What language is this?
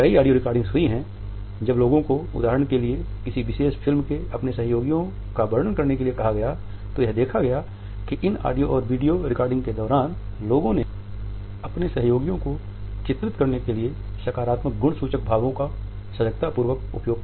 Hindi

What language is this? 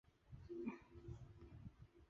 Chinese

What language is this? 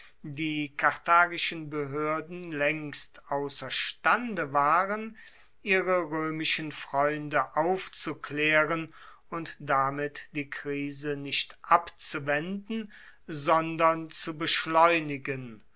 German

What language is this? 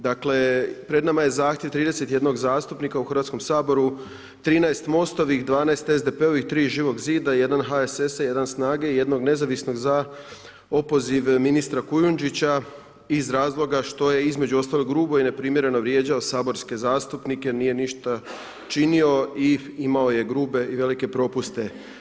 Croatian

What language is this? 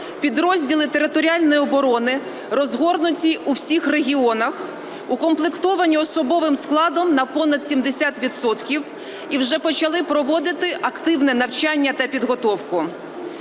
Ukrainian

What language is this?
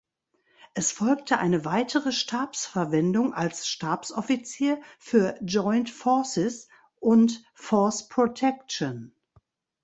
German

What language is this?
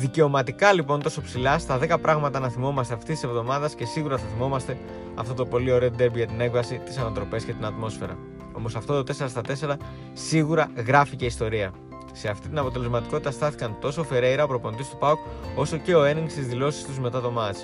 Greek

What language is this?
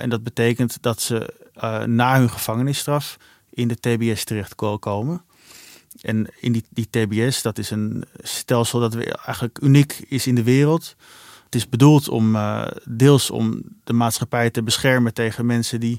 Dutch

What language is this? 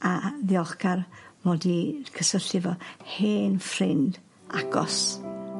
Welsh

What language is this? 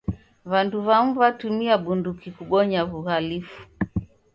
Taita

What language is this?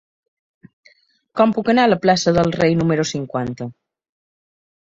Catalan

